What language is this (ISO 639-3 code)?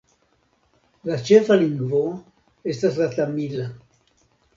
epo